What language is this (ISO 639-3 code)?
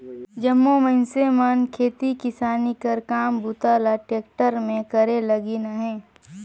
hne